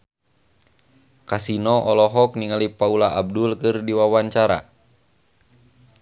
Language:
Sundanese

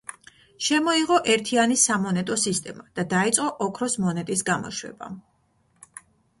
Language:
Georgian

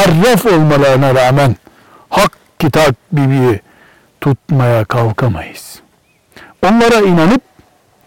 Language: Turkish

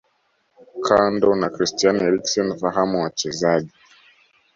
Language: Swahili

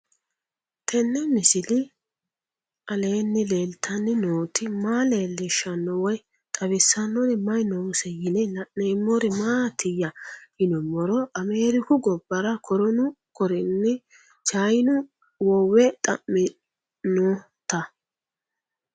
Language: Sidamo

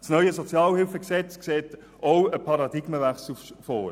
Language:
Swiss German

